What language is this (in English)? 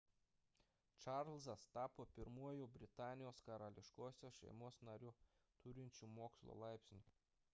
Lithuanian